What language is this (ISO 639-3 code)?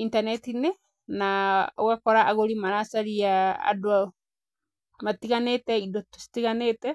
kik